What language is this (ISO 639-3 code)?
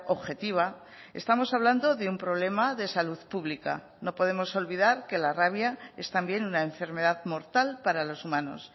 spa